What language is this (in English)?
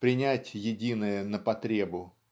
Russian